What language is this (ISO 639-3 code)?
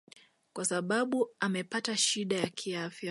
swa